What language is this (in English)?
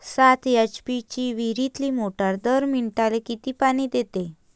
Marathi